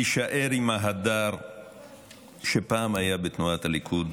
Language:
Hebrew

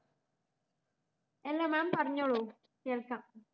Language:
Malayalam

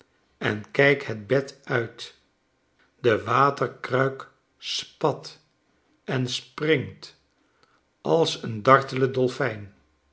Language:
Dutch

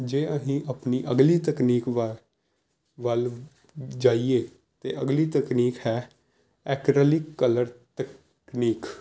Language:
Punjabi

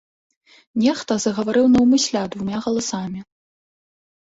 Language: Belarusian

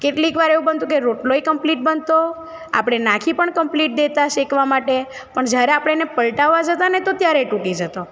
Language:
Gujarati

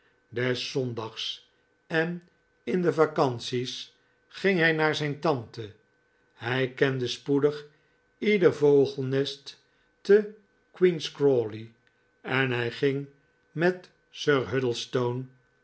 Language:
Dutch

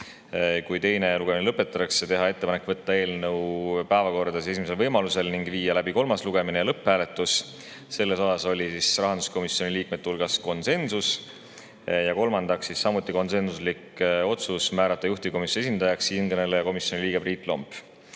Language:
Estonian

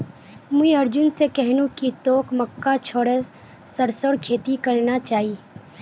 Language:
Magahi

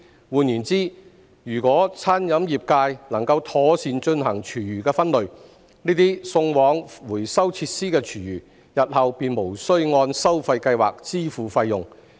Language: Cantonese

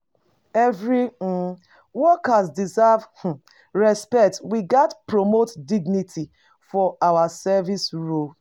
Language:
Nigerian Pidgin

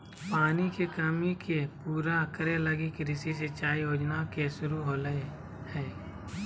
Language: Magahi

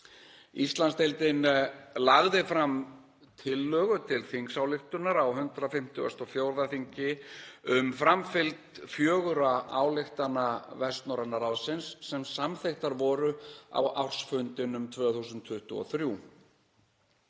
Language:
Icelandic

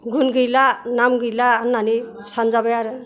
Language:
Bodo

